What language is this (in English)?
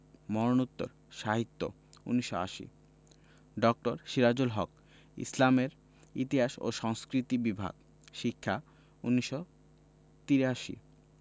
Bangla